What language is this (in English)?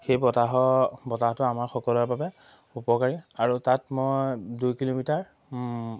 Assamese